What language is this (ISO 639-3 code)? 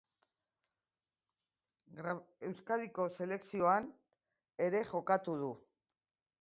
eus